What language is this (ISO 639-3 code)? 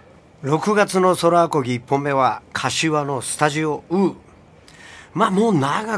jpn